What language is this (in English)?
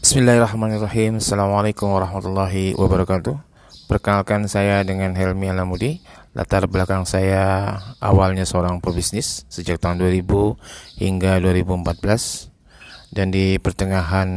Indonesian